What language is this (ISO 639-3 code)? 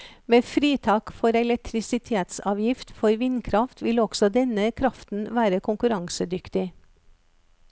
nor